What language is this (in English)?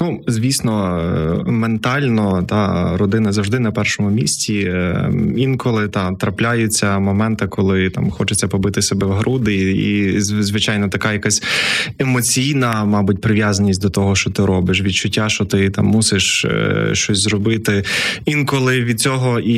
Ukrainian